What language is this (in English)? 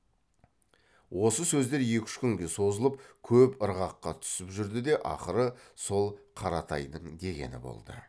Kazakh